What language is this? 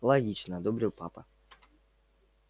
Russian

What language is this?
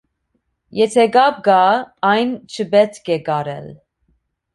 Armenian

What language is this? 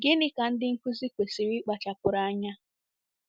Igbo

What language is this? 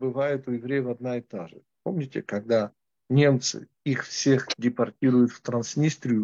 Russian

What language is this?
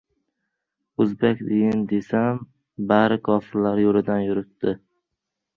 Uzbek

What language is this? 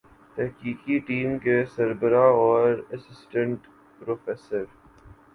Urdu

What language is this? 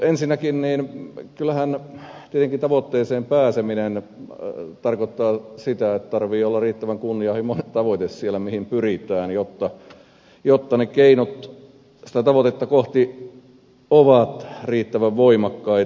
Finnish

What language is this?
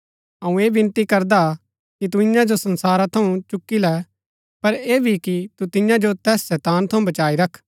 Gaddi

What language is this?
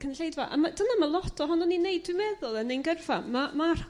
Welsh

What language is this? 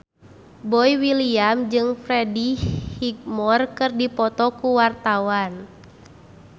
Sundanese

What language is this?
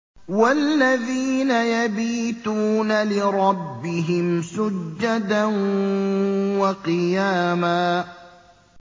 Arabic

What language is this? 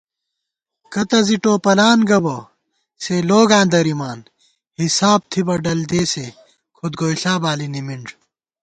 Gawar-Bati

